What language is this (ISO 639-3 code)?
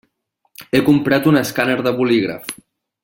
cat